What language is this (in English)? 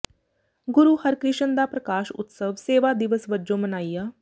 Punjabi